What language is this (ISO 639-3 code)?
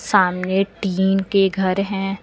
hin